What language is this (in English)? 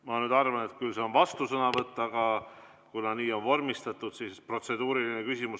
Estonian